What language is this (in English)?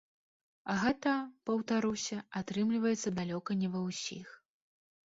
Belarusian